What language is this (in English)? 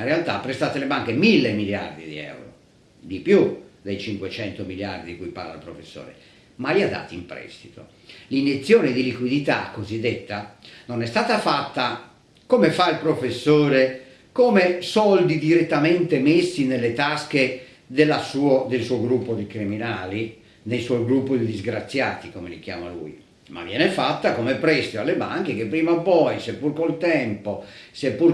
Italian